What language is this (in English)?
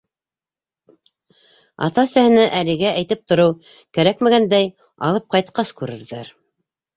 Bashkir